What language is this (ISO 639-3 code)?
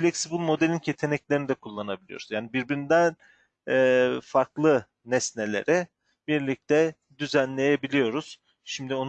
tur